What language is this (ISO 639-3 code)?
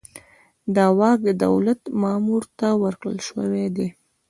pus